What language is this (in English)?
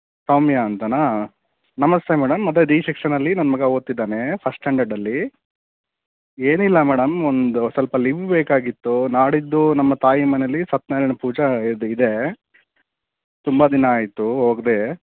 Kannada